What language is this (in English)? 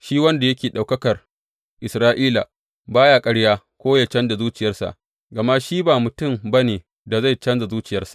Hausa